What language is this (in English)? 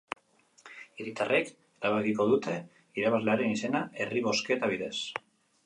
Basque